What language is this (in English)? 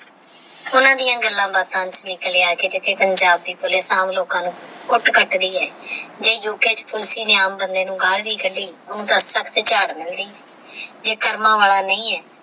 Punjabi